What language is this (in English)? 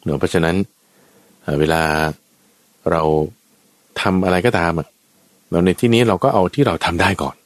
Thai